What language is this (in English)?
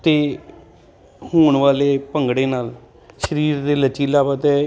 Punjabi